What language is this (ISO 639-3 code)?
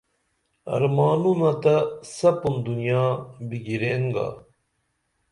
dml